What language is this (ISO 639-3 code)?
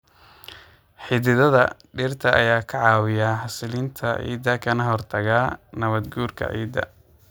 som